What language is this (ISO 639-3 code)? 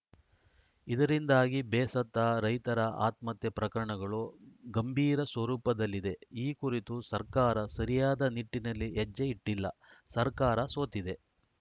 kan